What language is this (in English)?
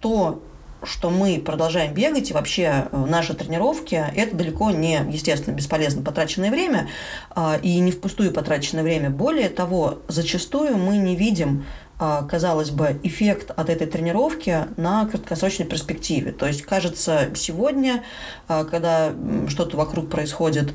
Russian